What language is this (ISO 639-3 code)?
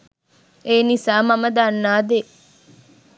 sin